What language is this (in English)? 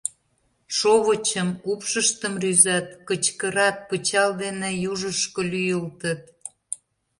Mari